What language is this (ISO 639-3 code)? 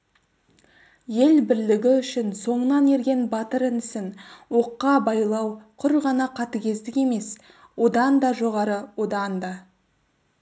kaz